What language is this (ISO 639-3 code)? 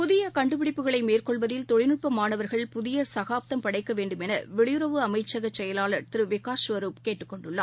tam